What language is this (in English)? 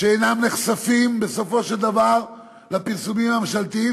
Hebrew